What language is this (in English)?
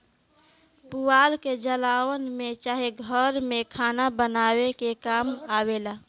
Bhojpuri